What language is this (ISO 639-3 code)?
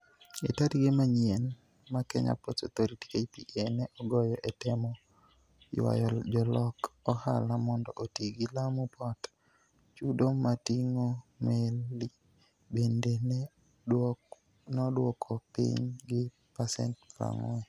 luo